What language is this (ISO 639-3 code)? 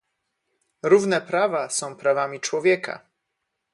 pol